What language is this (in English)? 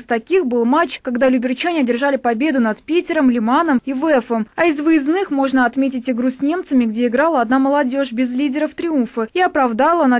Russian